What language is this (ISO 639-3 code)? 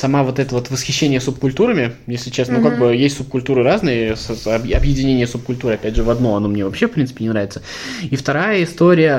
rus